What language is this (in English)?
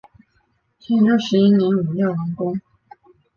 Chinese